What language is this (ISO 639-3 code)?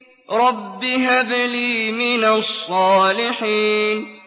ara